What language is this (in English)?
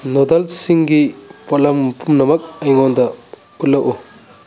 Manipuri